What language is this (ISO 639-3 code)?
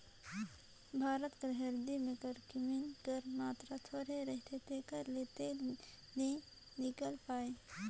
hne